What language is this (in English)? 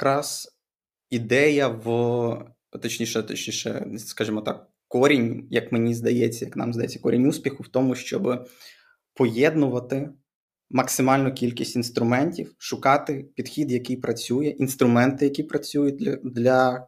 Ukrainian